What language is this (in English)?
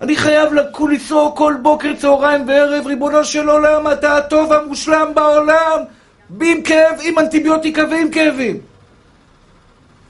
Hebrew